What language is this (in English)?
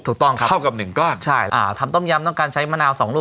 Thai